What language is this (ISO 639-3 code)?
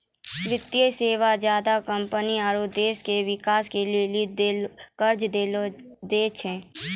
mai